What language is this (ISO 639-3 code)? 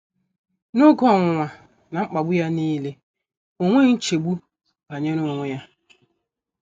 ibo